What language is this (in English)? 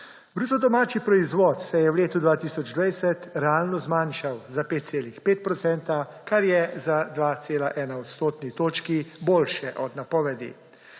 Slovenian